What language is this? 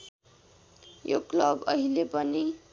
Nepali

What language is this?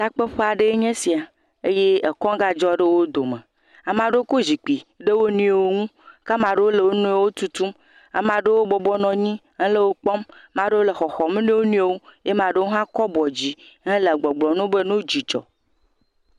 Ewe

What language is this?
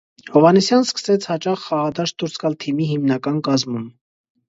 Armenian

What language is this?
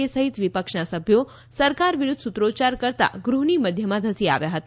Gujarati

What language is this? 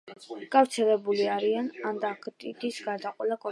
Georgian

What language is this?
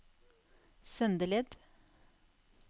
Norwegian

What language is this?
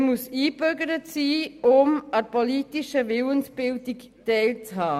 Swiss German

